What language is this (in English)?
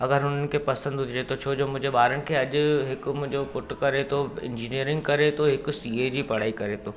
Sindhi